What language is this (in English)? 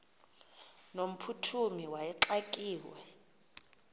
Xhosa